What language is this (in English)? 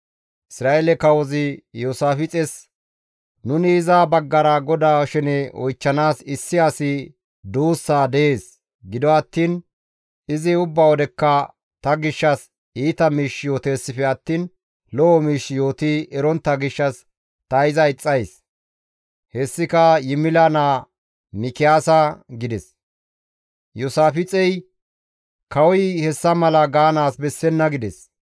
Gamo